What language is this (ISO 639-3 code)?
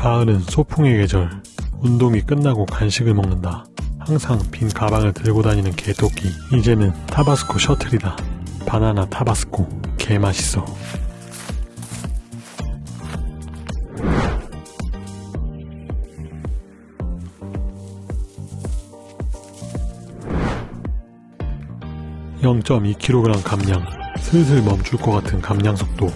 kor